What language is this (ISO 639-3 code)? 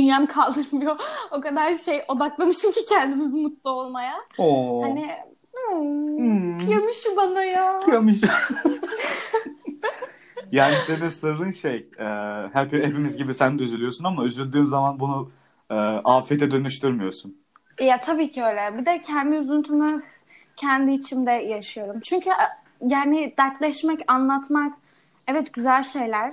tur